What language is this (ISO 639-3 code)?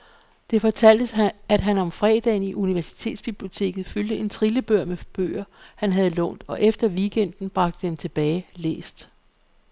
dan